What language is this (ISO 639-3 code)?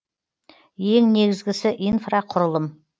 kaz